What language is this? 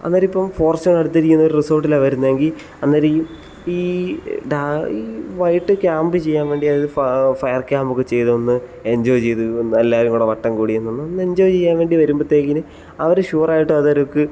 Malayalam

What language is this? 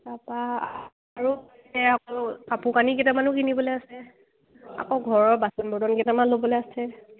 Assamese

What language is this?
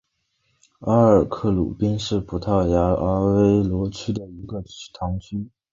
Chinese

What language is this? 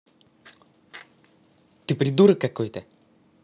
Russian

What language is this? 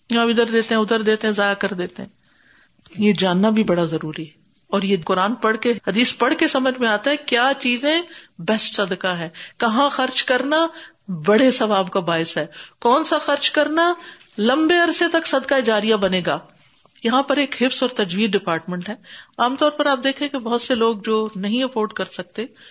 Urdu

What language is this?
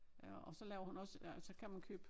Danish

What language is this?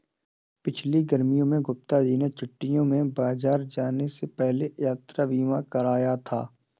Hindi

